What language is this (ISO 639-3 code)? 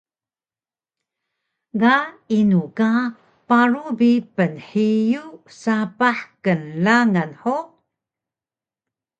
trv